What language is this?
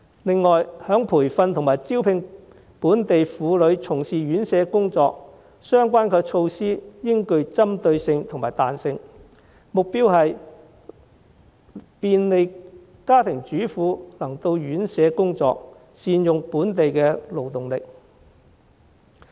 Cantonese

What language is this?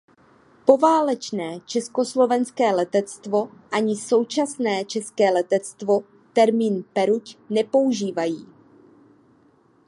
Czech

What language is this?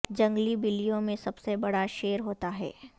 Urdu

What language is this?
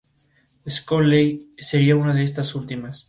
Spanish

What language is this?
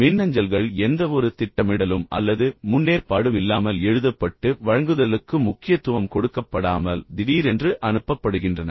Tamil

